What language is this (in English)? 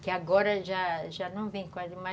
Portuguese